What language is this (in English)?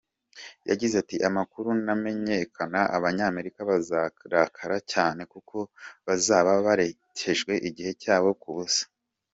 Kinyarwanda